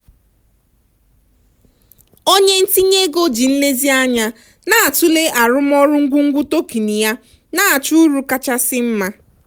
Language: Igbo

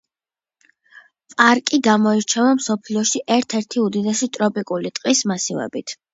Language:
Georgian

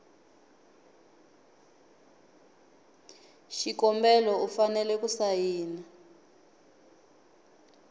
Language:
Tsonga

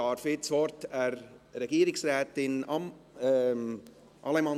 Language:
Swiss German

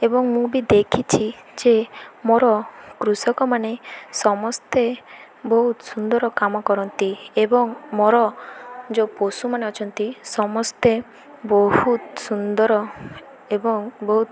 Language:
Odia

